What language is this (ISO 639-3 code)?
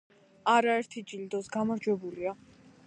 kat